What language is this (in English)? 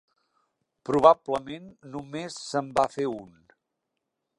Catalan